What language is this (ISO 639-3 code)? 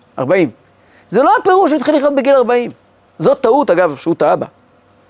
heb